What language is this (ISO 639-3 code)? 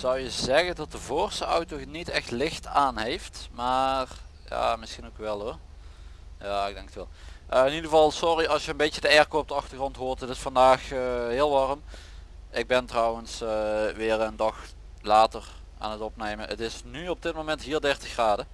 nld